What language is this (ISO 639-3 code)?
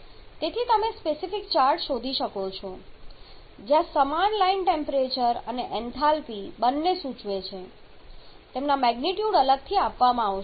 guj